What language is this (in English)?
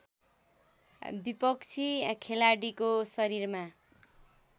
Nepali